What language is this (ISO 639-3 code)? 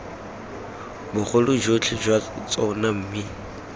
tsn